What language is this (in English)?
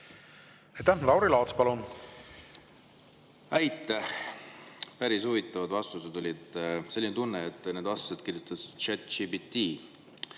Estonian